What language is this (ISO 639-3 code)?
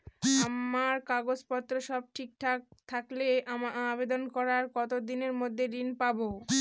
ben